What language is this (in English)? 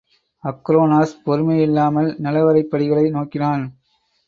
Tamil